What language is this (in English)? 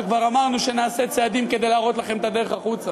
Hebrew